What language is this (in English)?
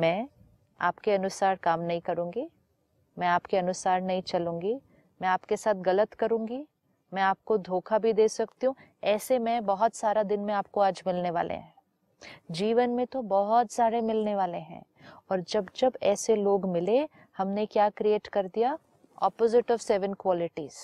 Hindi